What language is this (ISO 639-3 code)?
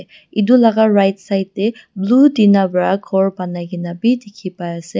nag